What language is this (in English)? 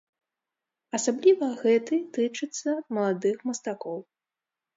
Belarusian